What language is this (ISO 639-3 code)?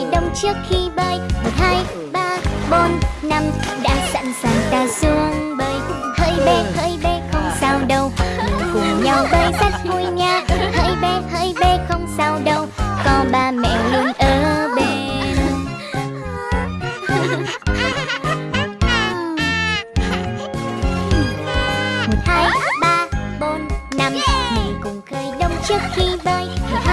vie